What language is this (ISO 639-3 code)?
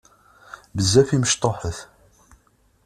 kab